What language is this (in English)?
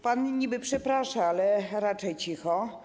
Polish